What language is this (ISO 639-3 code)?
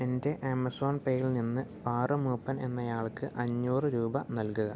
mal